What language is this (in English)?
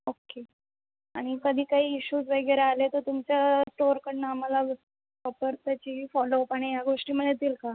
Marathi